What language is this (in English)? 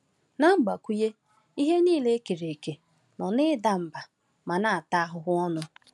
Igbo